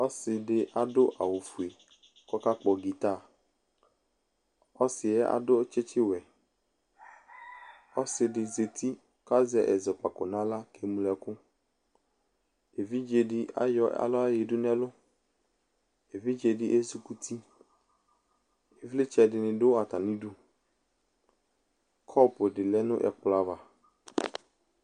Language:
Ikposo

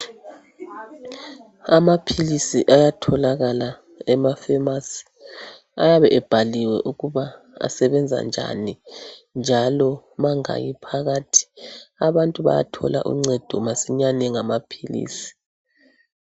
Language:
North Ndebele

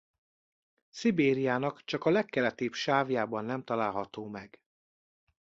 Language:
Hungarian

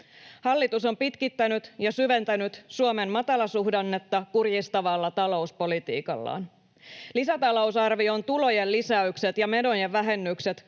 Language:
Finnish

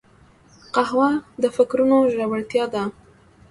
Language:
Pashto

